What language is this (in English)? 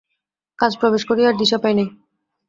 Bangla